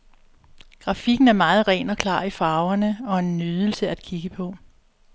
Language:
Danish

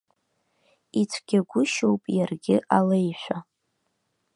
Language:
Abkhazian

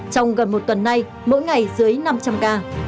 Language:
Vietnamese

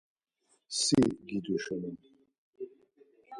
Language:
Laz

